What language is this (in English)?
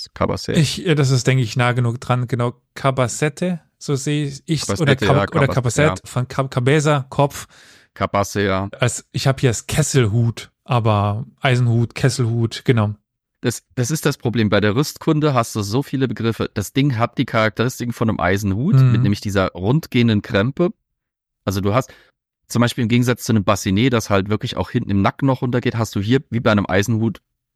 German